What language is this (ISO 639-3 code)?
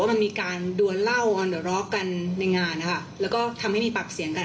tha